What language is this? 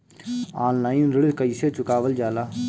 Bhojpuri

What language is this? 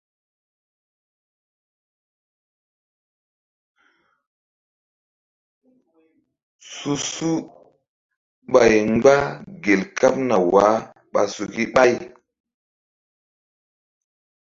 Mbum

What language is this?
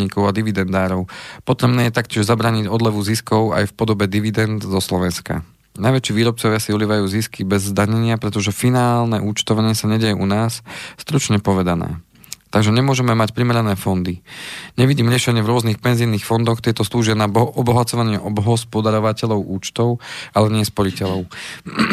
Slovak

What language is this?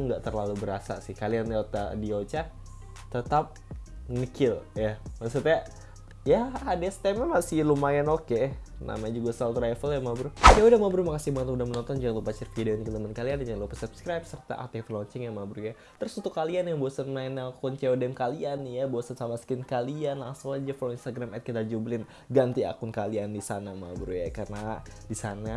Indonesian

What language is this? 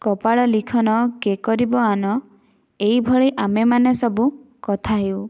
Odia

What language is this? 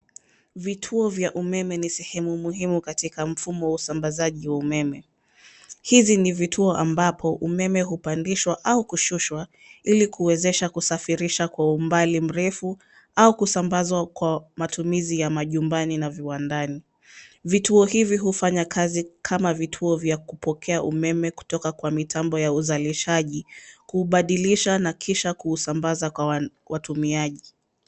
Swahili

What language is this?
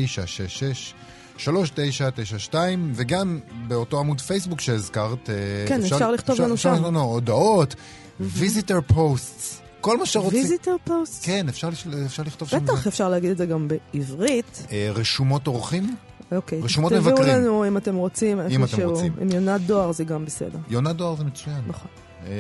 Hebrew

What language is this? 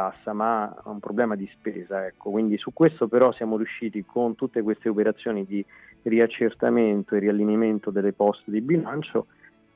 Italian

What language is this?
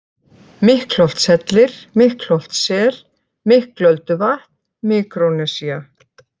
Icelandic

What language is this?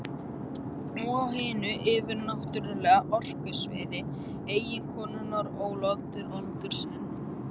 Icelandic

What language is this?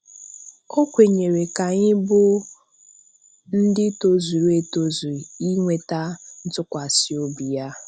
Igbo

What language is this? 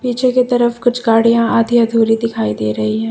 Hindi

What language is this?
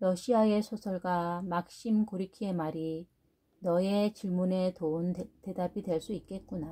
Korean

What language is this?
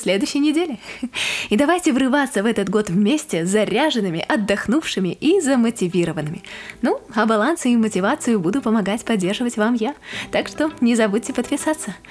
Russian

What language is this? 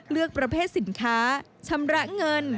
Thai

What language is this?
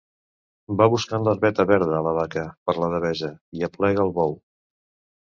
Catalan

